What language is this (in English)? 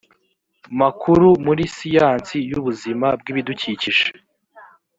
Kinyarwanda